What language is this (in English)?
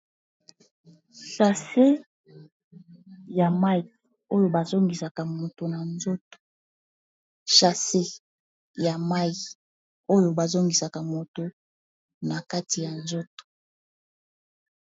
Lingala